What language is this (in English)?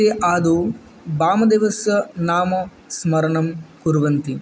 Sanskrit